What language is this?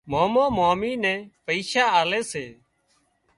Wadiyara Koli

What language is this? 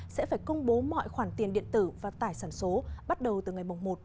Vietnamese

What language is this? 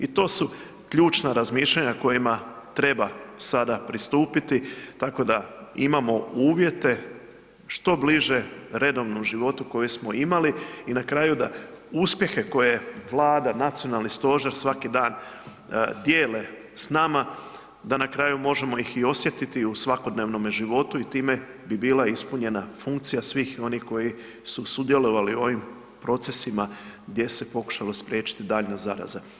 Croatian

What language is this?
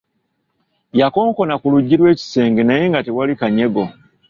Ganda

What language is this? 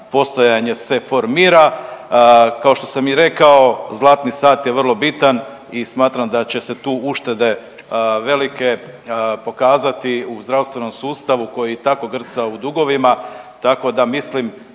Croatian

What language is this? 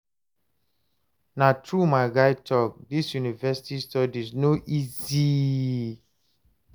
Nigerian Pidgin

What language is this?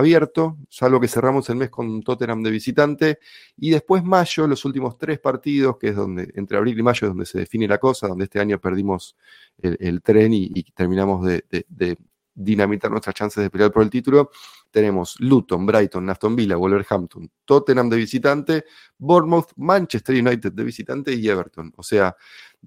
Spanish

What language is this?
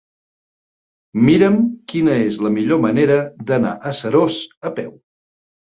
Catalan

